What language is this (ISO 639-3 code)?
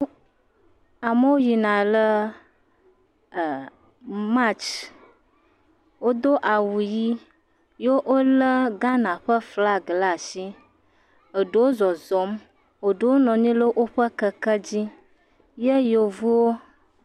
ewe